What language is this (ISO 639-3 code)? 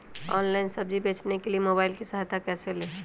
mag